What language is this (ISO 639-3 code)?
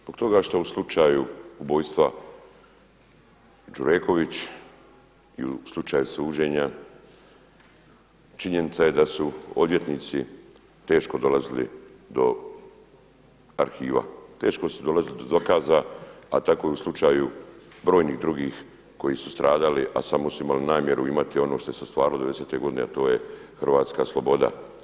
hrv